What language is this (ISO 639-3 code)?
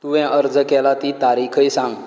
kok